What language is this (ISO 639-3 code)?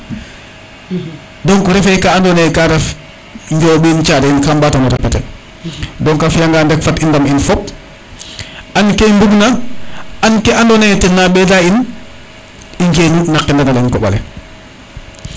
srr